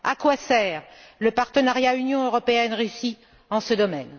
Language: French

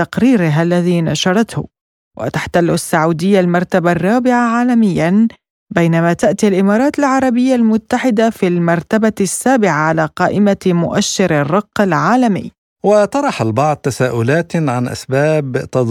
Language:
Arabic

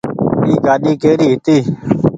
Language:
Goaria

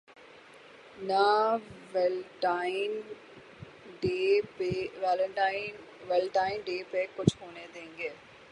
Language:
Urdu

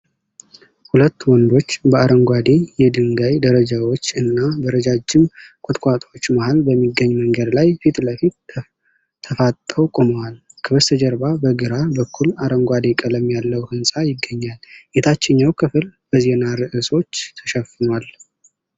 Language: Amharic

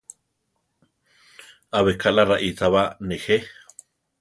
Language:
Central Tarahumara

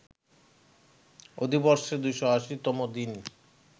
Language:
Bangla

